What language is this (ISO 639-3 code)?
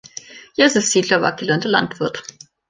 deu